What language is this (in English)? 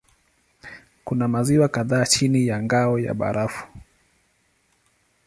Swahili